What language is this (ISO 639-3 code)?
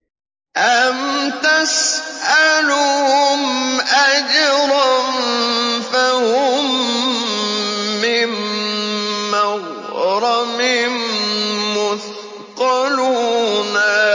ara